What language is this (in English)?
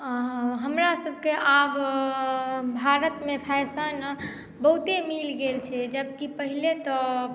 Maithili